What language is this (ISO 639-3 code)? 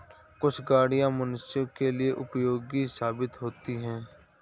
hin